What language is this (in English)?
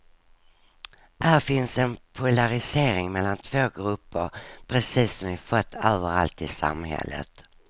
Swedish